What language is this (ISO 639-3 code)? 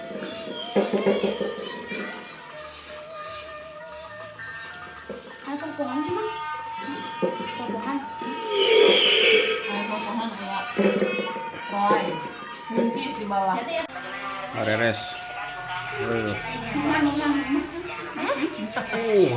ind